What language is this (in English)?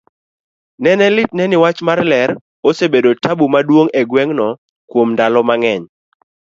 Luo (Kenya and Tanzania)